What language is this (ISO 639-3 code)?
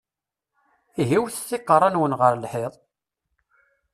kab